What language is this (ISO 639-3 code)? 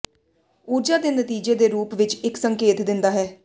pan